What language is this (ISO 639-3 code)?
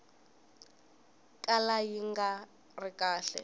tso